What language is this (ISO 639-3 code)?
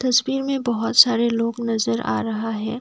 hin